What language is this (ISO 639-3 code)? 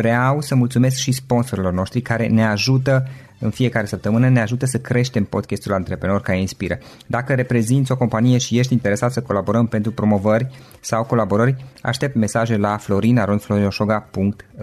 ron